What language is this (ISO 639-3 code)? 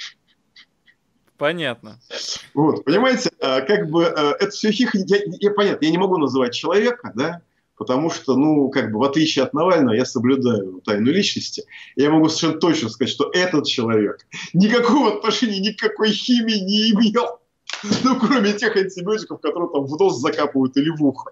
rus